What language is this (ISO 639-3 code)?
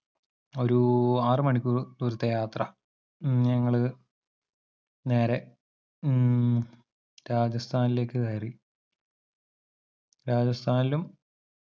mal